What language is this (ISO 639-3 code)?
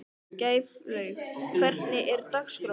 isl